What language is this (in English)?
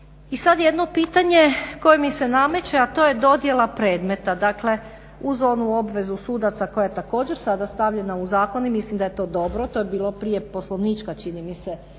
Croatian